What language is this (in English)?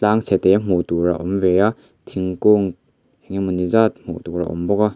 Mizo